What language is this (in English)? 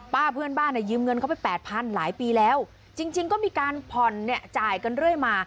Thai